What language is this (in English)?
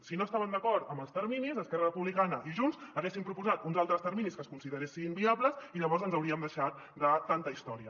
Catalan